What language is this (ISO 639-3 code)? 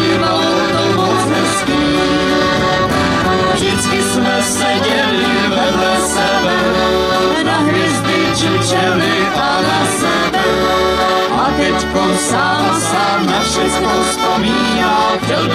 ron